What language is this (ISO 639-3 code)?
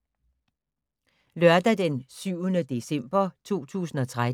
dan